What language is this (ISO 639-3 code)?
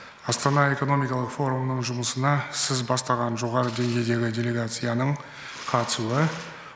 kaz